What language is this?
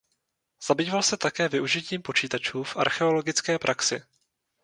Czech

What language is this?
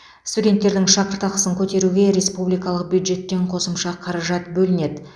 Kazakh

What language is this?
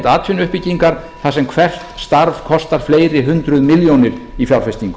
Icelandic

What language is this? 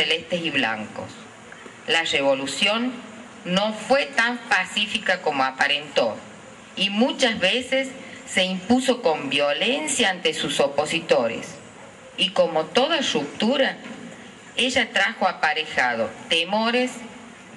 Spanish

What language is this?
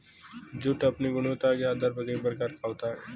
Hindi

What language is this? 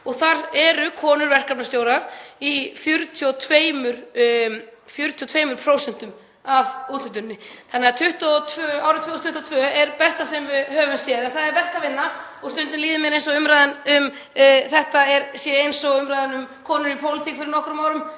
Icelandic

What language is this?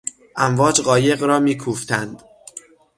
Persian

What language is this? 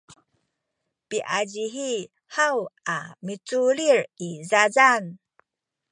Sakizaya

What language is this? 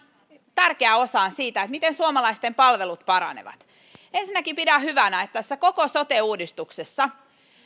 Finnish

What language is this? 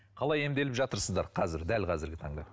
Kazakh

